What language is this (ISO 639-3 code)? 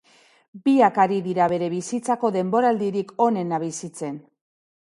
eus